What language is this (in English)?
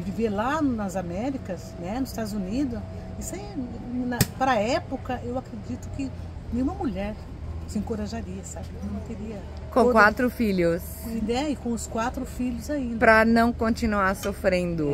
Portuguese